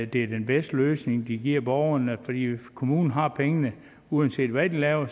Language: Danish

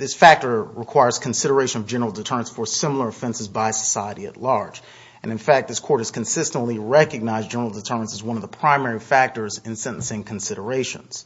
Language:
English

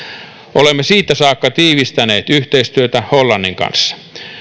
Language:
Finnish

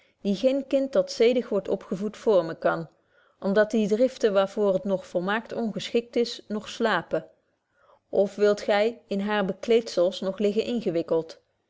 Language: Dutch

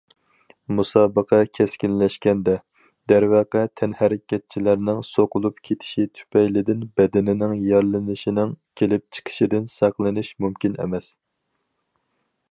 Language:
Uyghur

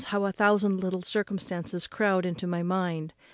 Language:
English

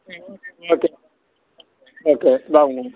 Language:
Telugu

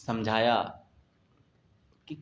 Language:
Urdu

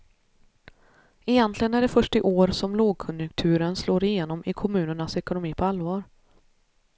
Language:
Swedish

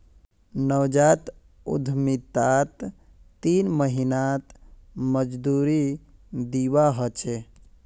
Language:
Magahi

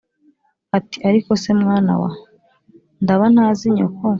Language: Kinyarwanda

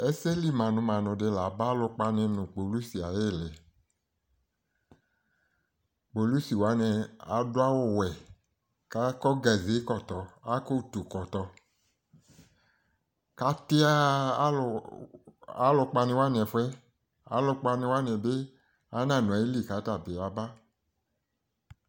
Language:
Ikposo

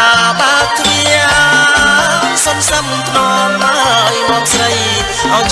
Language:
Vietnamese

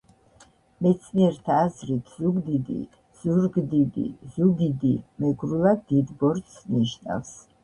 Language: Georgian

